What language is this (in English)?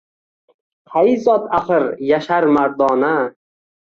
Uzbek